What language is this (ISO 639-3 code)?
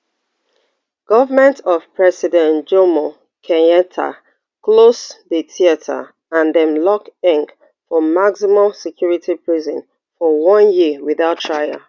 pcm